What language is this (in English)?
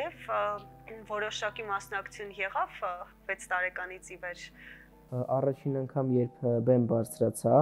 Russian